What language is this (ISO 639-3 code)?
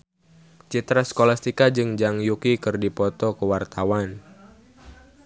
sun